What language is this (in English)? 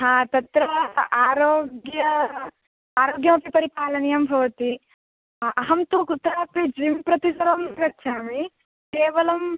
Sanskrit